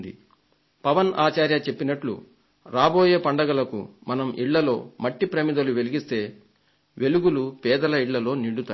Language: Telugu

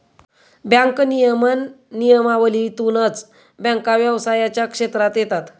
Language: Marathi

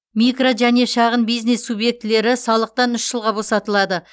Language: Kazakh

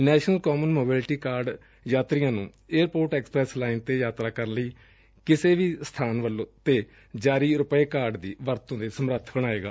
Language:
Punjabi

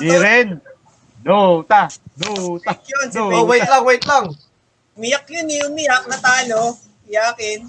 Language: Filipino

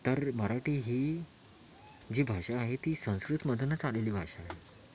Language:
Marathi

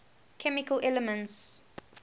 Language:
English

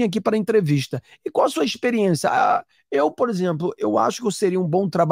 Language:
Portuguese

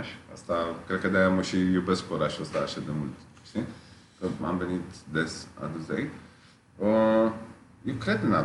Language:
Romanian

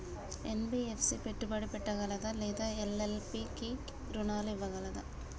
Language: Telugu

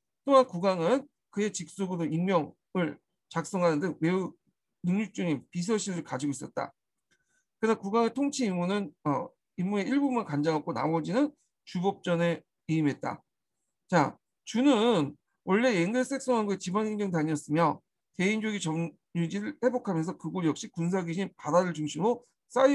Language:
Korean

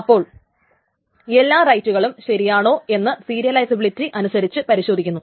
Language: Malayalam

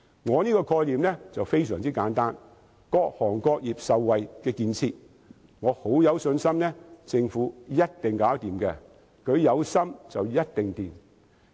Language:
Cantonese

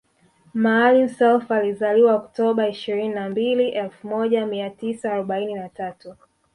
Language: Swahili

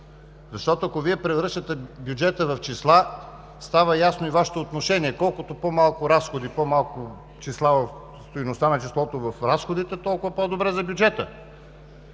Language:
Bulgarian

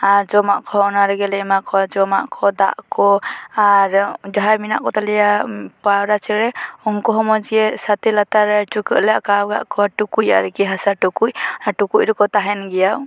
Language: Santali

